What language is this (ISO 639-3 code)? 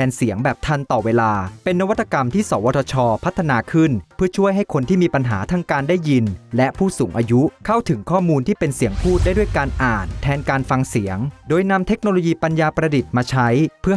tha